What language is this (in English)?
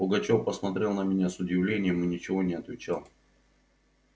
Russian